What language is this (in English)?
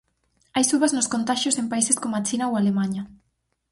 Galician